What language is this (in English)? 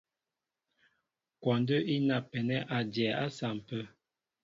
Mbo (Cameroon)